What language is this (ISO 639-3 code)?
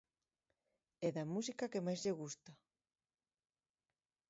glg